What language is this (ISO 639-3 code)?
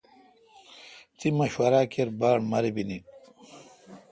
xka